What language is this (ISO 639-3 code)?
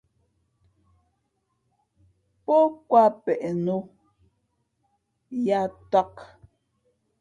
fmp